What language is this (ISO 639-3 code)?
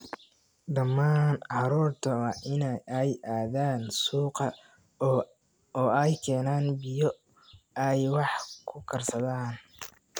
som